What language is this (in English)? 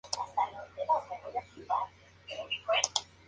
Spanish